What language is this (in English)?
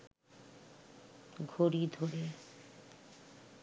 Bangla